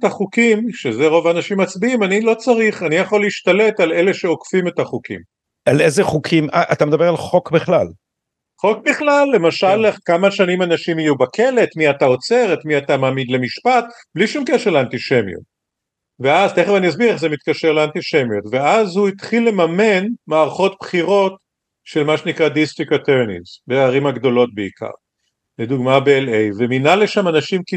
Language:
Hebrew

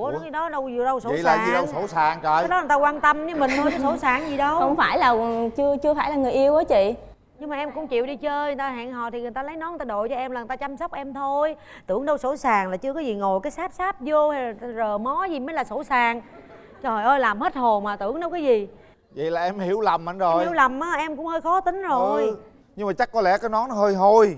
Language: Vietnamese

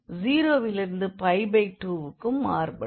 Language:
Tamil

